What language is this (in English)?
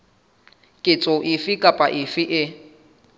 Southern Sotho